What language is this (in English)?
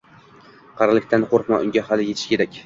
Uzbek